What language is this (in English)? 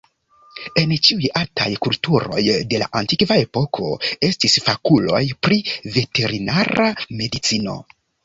Esperanto